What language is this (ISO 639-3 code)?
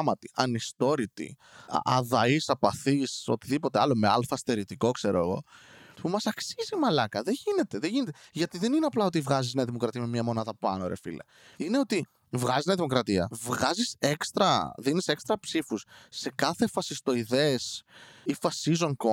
ell